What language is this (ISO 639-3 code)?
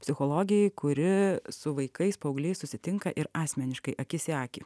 lit